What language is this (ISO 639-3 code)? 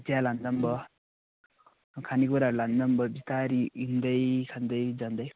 nep